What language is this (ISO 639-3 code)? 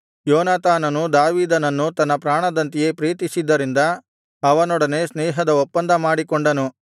kan